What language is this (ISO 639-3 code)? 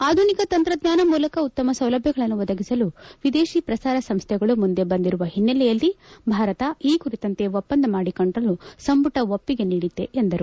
kan